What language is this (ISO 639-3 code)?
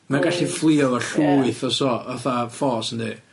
cym